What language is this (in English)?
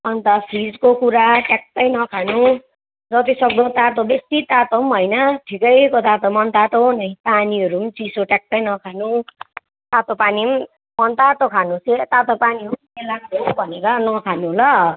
Nepali